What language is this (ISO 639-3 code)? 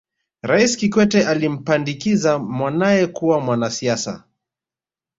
swa